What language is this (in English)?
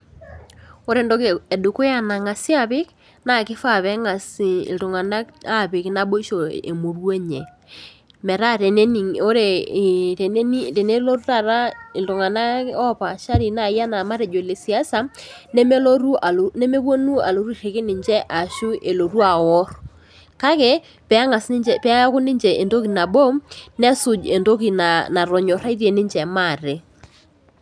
Masai